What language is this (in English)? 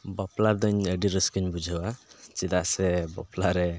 Santali